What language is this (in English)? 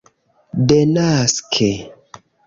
Esperanto